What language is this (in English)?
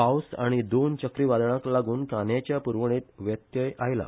Konkani